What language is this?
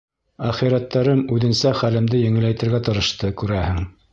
Bashkir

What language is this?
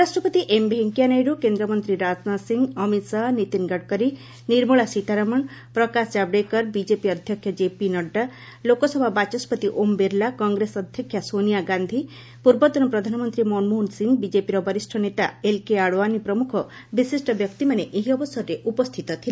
Odia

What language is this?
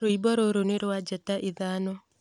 Kikuyu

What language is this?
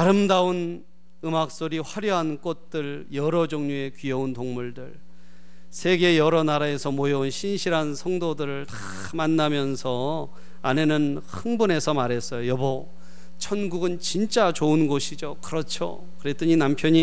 Korean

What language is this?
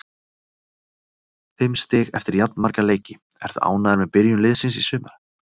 Icelandic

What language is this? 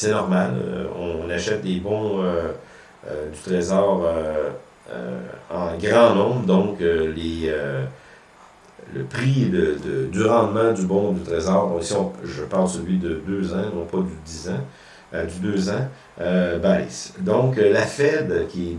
French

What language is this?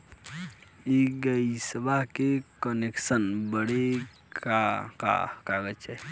Bhojpuri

